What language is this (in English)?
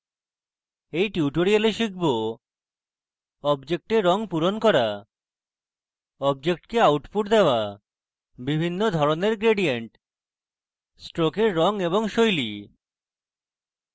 Bangla